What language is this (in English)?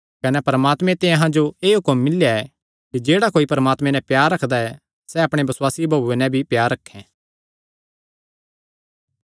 Kangri